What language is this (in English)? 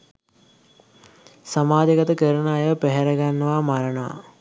Sinhala